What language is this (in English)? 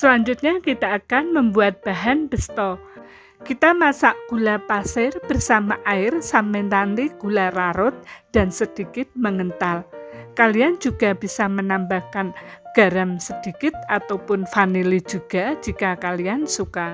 Indonesian